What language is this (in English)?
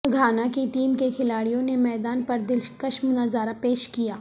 Urdu